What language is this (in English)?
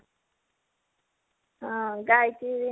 Odia